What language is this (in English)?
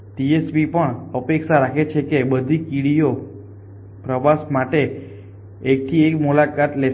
Gujarati